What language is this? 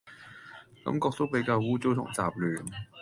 Cantonese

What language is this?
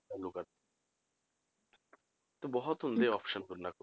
Punjabi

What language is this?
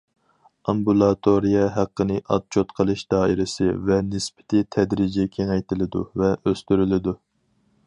Uyghur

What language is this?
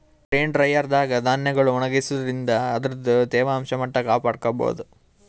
Kannada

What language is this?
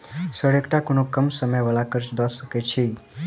Maithili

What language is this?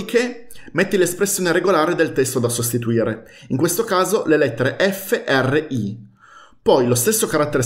Italian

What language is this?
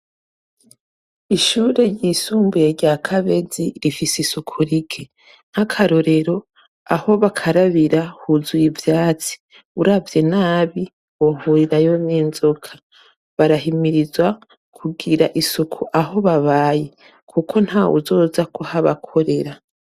Rundi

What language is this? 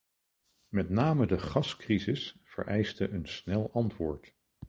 Dutch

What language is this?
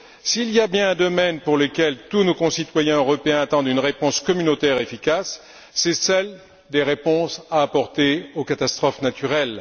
French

